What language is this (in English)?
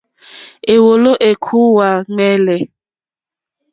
Mokpwe